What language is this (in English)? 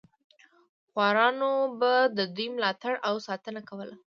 Pashto